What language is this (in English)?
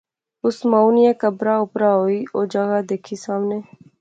Pahari-Potwari